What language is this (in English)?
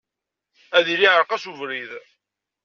Kabyle